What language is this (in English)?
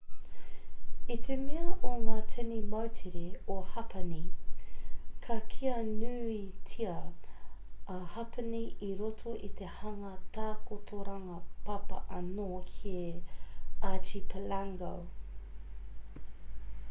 Māori